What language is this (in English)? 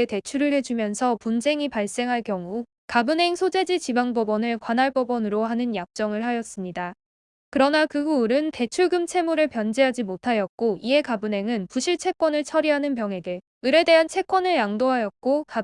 Korean